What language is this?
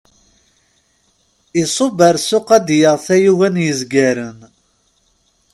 Kabyle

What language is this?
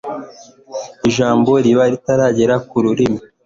Kinyarwanda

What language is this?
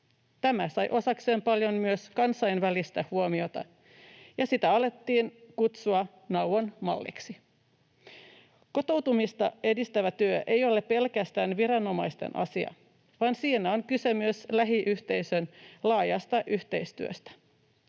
Finnish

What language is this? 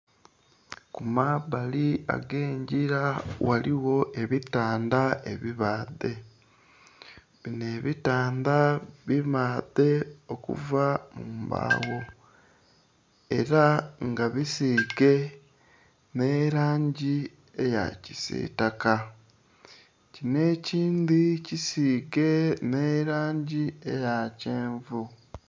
Soga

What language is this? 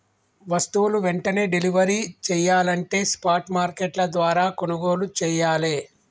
Telugu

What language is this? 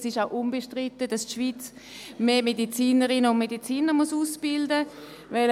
Swiss German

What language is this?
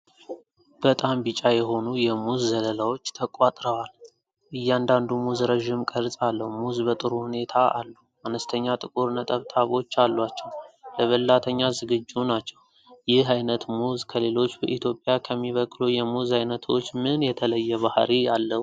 Amharic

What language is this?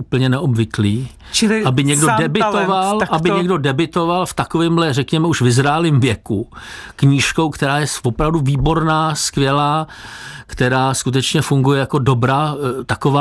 Czech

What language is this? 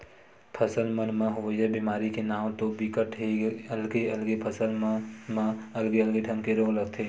Chhattisgarhi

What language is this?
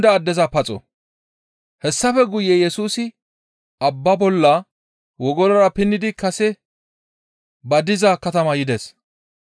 Gamo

